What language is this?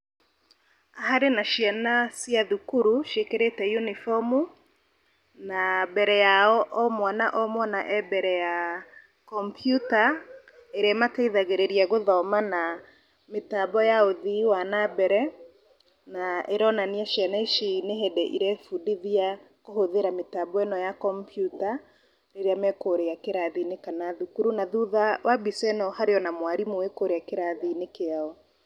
Kikuyu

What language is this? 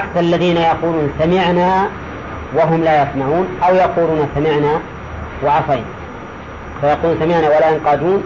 Arabic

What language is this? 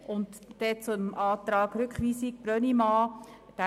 Swiss German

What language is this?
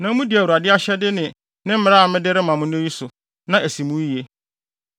Akan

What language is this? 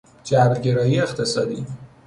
Persian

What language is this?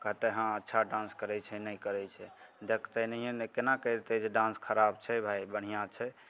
Maithili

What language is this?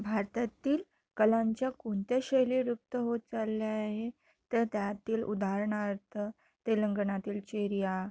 Marathi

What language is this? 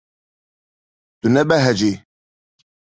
Kurdish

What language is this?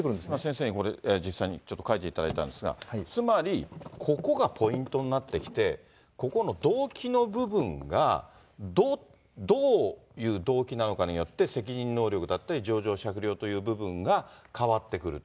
Japanese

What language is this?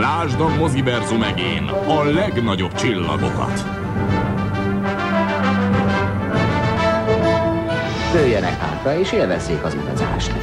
Hungarian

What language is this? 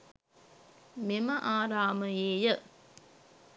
Sinhala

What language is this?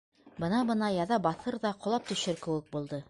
Bashkir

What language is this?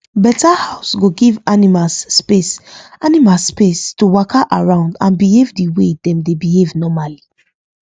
Nigerian Pidgin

